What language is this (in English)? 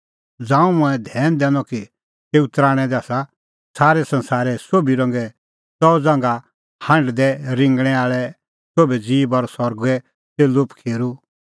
Kullu Pahari